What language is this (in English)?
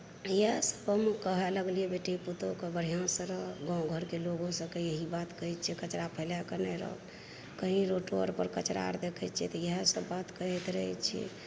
Maithili